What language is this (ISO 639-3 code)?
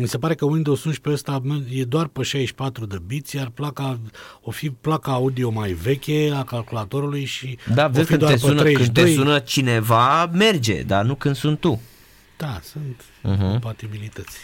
ron